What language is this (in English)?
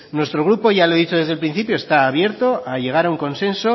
Spanish